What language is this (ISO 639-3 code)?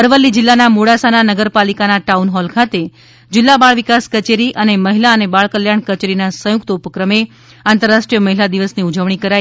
guj